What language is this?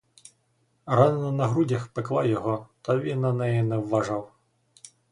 Ukrainian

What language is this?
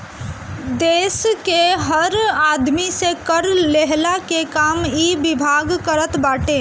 Bhojpuri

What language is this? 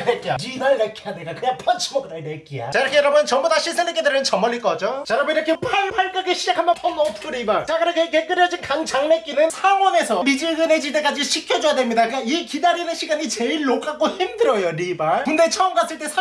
Korean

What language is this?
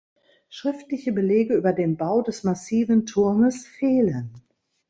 German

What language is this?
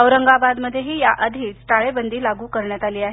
Marathi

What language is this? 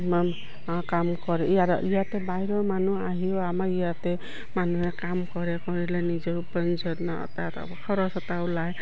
Assamese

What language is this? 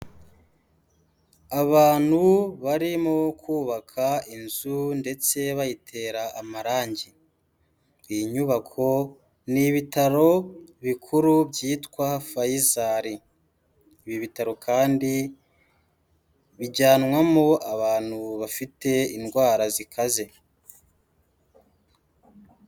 Kinyarwanda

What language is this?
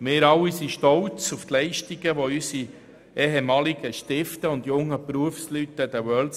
Swiss German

